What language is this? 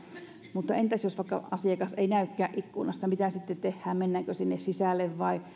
Finnish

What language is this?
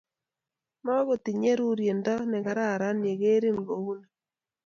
Kalenjin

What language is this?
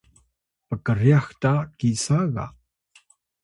Atayal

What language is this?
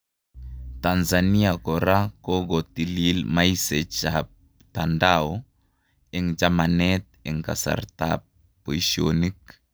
Kalenjin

